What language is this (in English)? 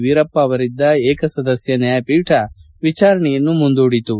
Kannada